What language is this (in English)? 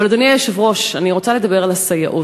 Hebrew